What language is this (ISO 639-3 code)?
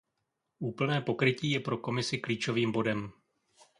ces